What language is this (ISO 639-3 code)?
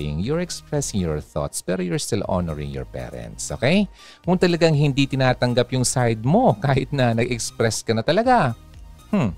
fil